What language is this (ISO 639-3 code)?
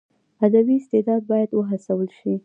pus